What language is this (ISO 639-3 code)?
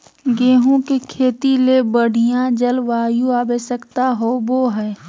mag